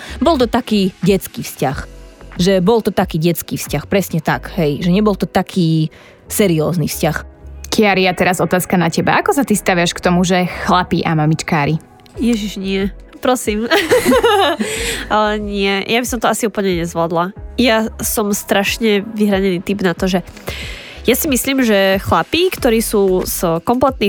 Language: Slovak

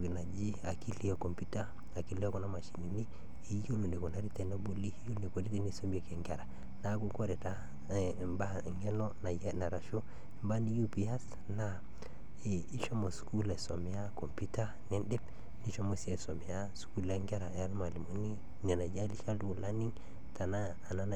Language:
Masai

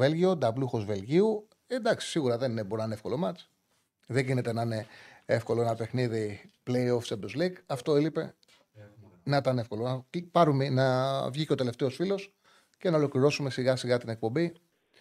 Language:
Greek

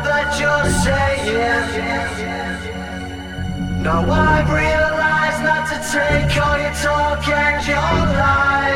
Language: Russian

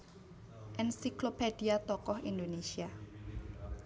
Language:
Javanese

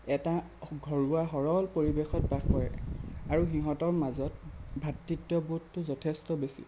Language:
Assamese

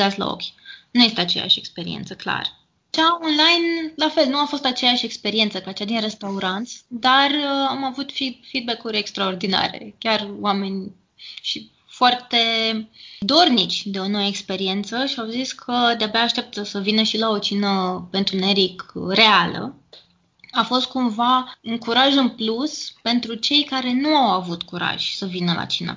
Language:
Romanian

